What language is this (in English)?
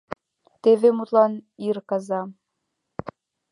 Mari